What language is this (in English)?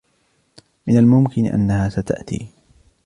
Arabic